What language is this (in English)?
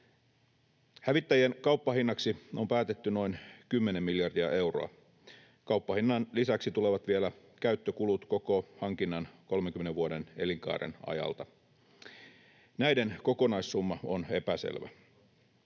Finnish